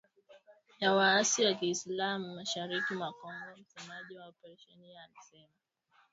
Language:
Swahili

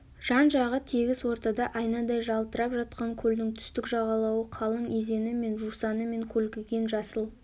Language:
Kazakh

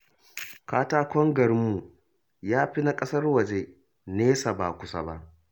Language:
Hausa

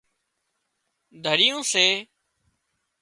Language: Wadiyara Koli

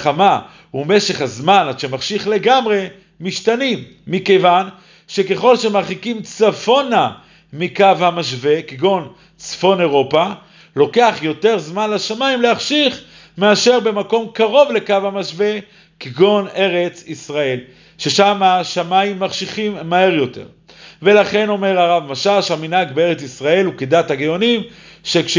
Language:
Hebrew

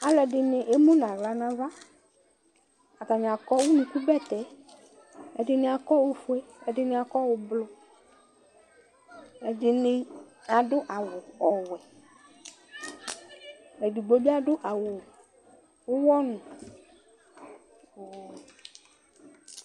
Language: Ikposo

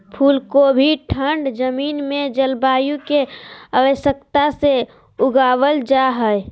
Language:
Magahi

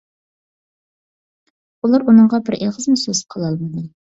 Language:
Uyghur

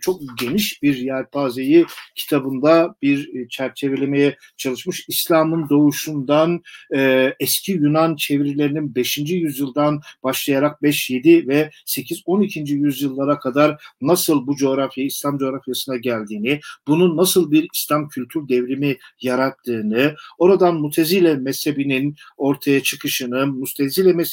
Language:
Turkish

